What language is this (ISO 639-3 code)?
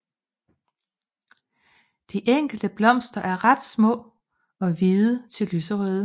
dan